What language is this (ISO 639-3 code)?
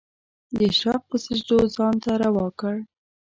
pus